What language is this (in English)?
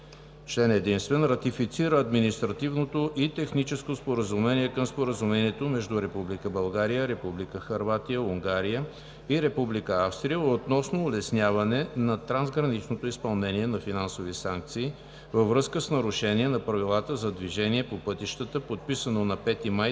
Bulgarian